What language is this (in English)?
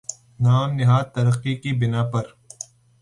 Urdu